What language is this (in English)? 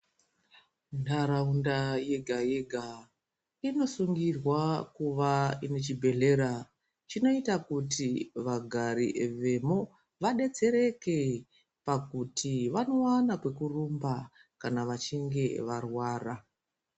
Ndau